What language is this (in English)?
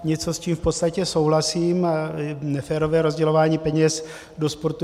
Czech